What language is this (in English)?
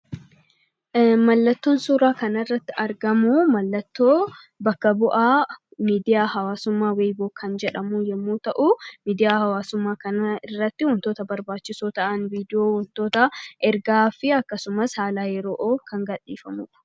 Oromo